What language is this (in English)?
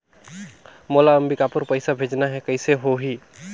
Chhattisgarhi